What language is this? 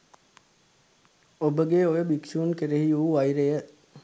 Sinhala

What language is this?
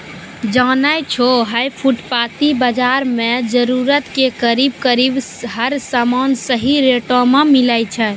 Maithili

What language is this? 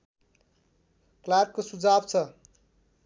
Nepali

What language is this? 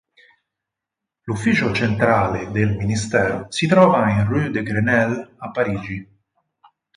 Italian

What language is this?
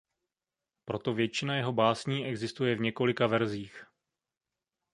Czech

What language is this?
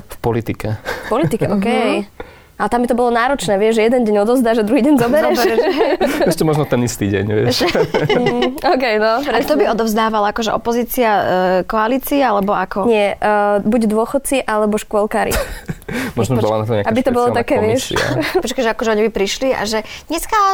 Slovak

